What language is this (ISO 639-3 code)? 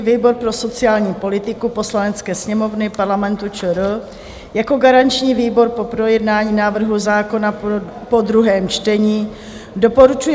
ces